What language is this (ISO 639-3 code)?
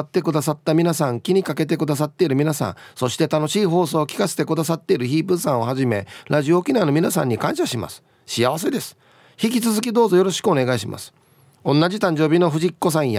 jpn